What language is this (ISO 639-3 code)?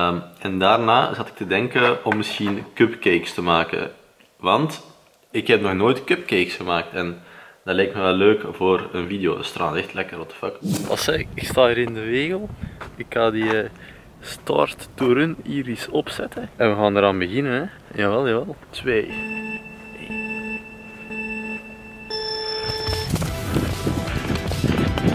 nld